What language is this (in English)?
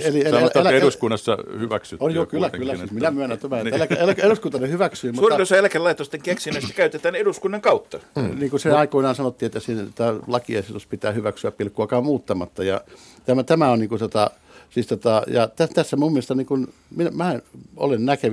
Finnish